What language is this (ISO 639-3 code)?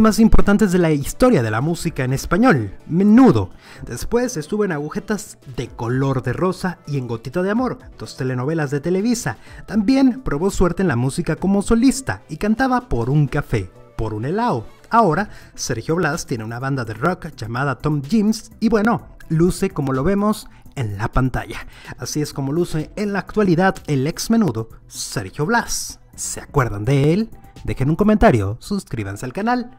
spa